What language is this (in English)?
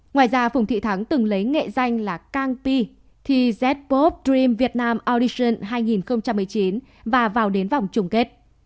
Vietnamese